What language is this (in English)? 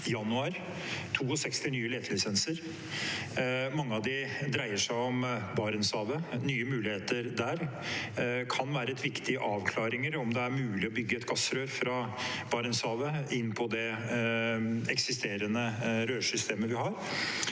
Norwegian